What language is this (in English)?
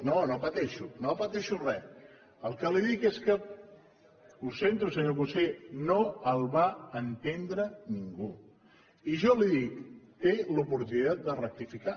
Catalan